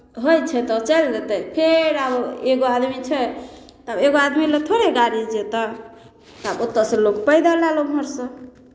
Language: Maithili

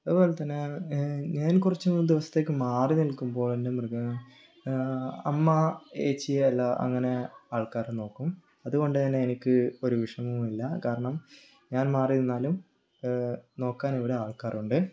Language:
Malayalam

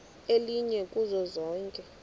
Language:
Xhosa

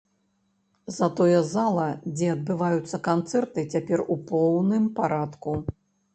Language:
Belarusian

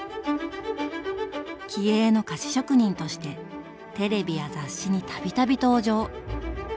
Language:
Japanese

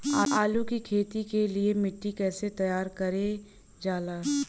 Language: Bhojpuri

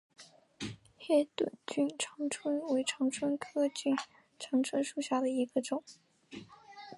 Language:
Chinese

